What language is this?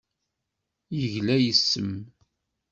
Kabyle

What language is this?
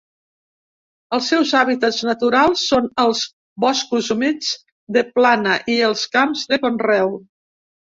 Catalan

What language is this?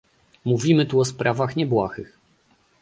Polish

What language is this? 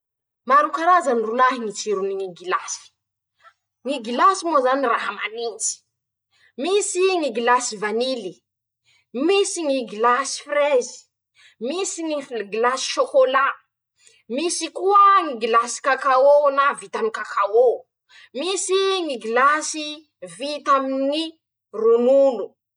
Masikoro Malagasy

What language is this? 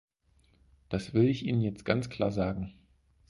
German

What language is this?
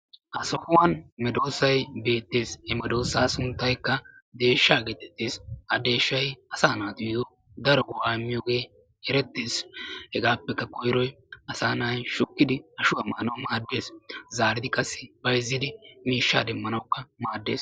Wolaytta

